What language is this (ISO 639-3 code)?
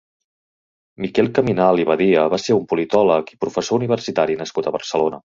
cat